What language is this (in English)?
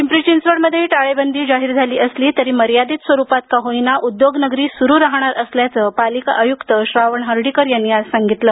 Marathi